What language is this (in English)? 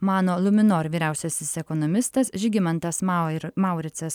Lithuanian